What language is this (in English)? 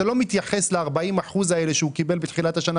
Hebrew